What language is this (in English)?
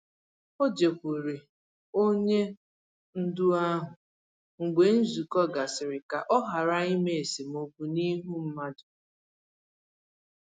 Igbo